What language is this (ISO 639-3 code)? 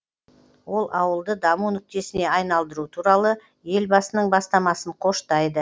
kaz